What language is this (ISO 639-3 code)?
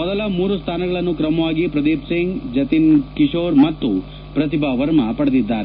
kan